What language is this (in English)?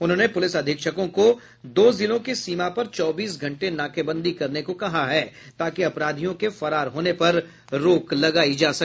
Hindi